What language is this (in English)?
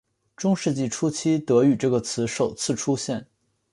Chinese